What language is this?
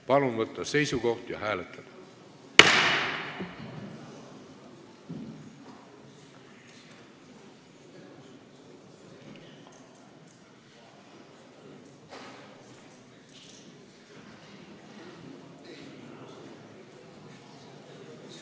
Estonian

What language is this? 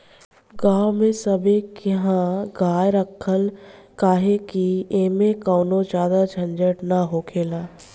Bhojpuri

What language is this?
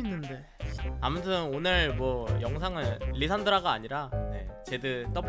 Korean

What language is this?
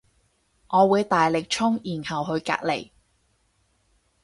Cantonese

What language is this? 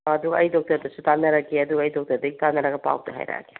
Manipuri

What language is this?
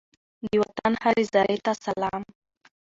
Pashto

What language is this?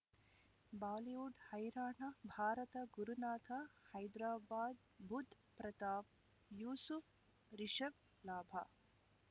Kannada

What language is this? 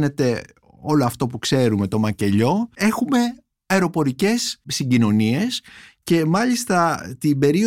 Greek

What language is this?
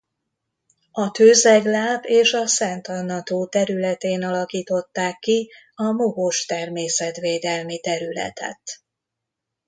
Hungarian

